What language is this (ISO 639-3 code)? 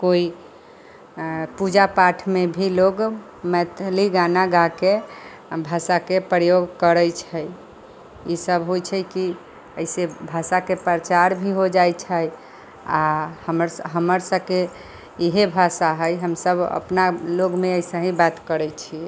mai